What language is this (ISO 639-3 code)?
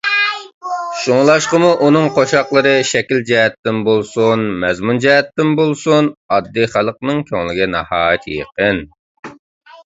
uig